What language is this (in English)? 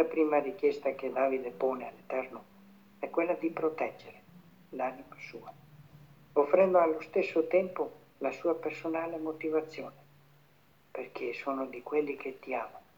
Italian